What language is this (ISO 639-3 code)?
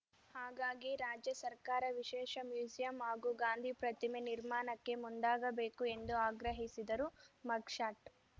kan